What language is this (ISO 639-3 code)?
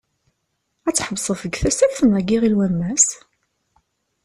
kab